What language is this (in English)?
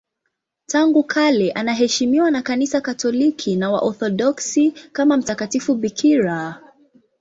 Swahili